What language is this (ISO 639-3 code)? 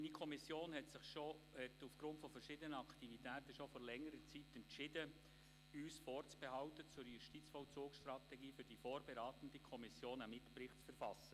gsw